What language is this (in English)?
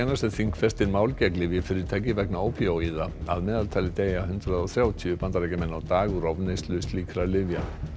Icelandic